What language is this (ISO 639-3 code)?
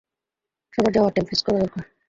ben